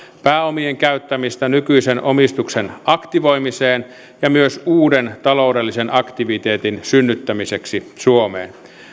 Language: Finnish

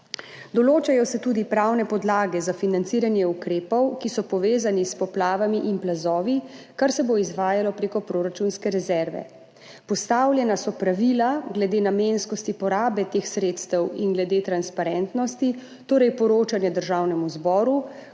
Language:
Slovenian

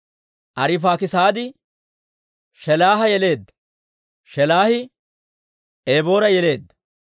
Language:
Dawro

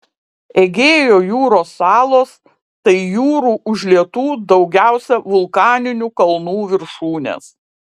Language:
Lithuanian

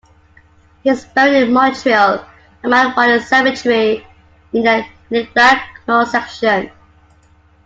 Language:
English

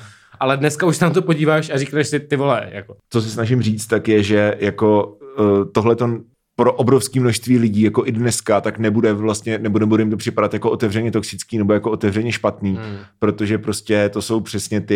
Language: Czech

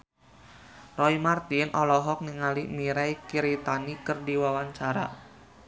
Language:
Sundanese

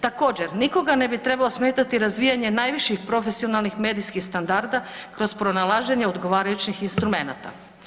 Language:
Croatian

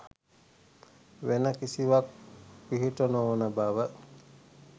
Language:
Sinhala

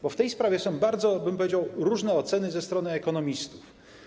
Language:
Polish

